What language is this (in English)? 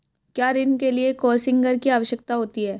Hindi